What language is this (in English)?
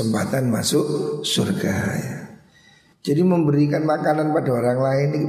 Indonesian